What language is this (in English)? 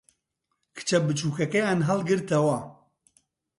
Central Kurdish